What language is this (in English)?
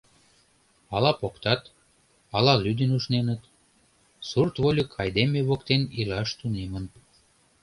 Mari